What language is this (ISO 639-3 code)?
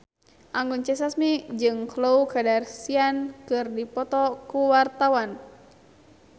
sun